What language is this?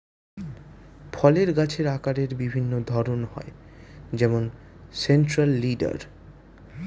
Bangla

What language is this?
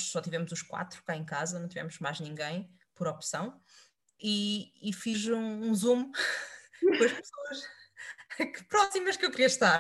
Portuguese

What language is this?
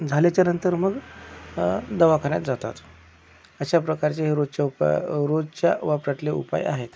Marathi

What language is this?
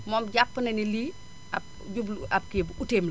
Wolof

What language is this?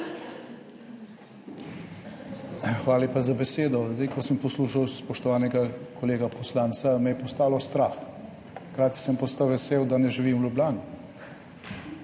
Slovenian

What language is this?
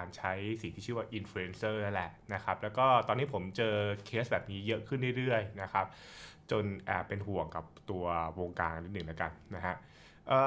Thai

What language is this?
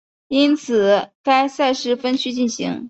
Chinese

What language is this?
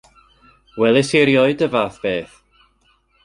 Welsh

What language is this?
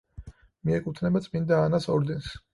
Georgian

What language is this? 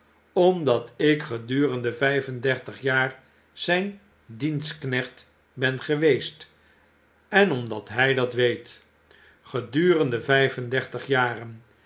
Dutch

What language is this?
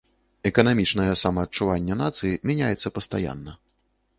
Belarusian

